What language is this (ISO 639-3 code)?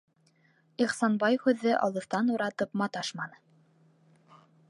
bak